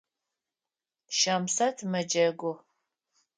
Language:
Adyghe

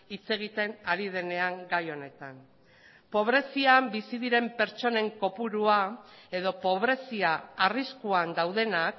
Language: Basque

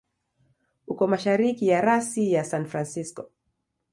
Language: Swahili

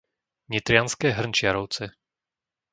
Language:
Slovak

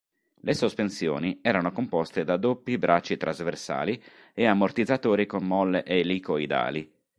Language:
Italian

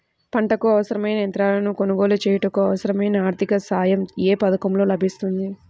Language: Telugu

